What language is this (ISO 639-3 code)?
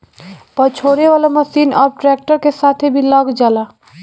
bho